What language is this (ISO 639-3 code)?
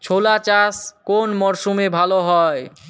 ben